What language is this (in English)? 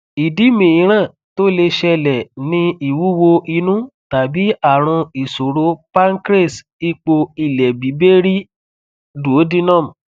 Yoruba